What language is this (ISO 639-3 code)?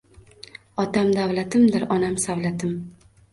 uzb